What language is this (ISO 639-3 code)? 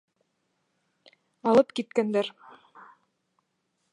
bak